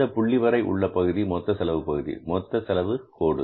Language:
Tamil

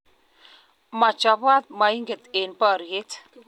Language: Kalenjin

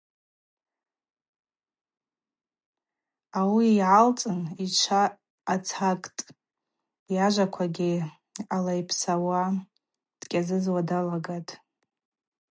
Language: Abaza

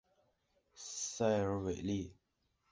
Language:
Chinese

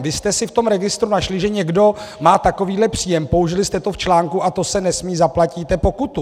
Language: Czech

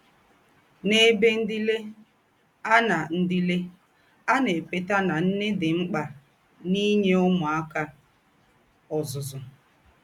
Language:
Igbo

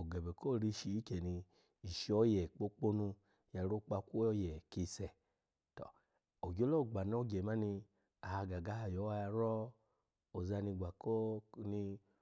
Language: Alago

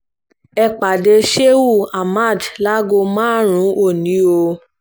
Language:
Yoruba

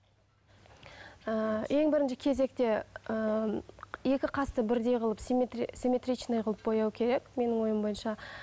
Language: Kazakh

